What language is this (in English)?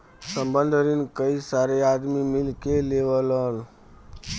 Bhojpuri